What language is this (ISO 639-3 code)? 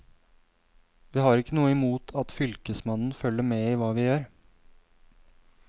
nor